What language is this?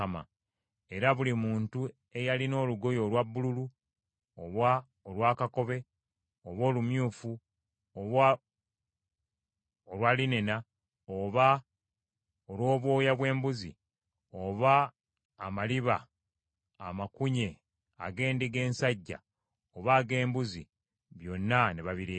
Ganda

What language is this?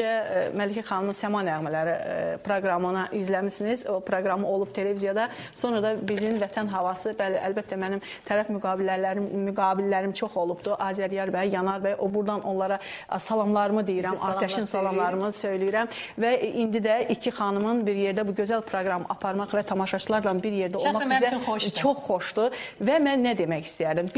Turkish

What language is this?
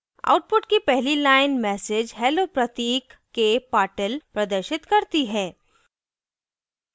Hindi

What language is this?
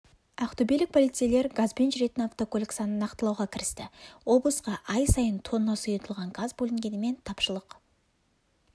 Kazakh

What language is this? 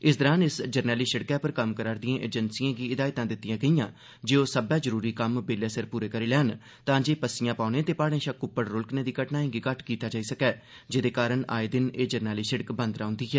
Dogri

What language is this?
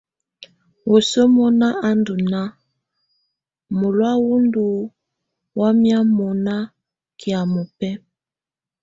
Tunen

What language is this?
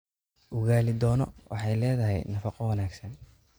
Somali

